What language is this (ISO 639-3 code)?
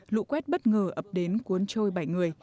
vie